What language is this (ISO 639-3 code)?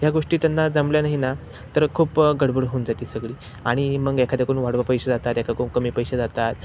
mar